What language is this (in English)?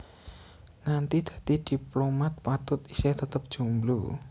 Javanese